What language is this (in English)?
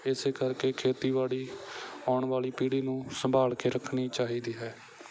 Punjabi